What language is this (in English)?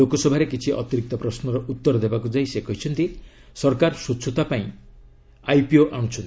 Odia